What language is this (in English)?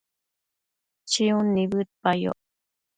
Matsés